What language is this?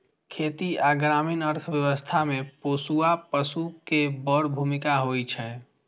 Maithili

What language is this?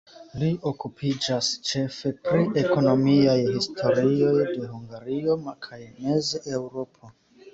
Esperanto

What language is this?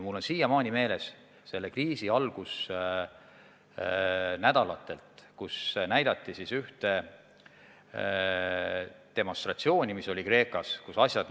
Estonian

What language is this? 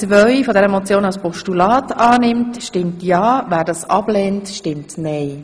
Swiss German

